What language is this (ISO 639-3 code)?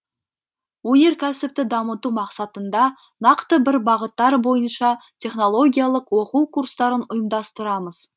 kaz